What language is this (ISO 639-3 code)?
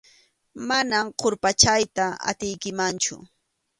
qxu